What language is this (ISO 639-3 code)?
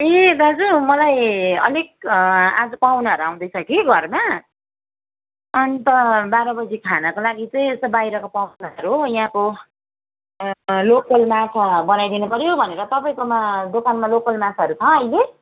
nep